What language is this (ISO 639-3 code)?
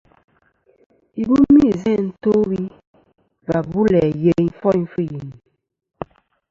bkm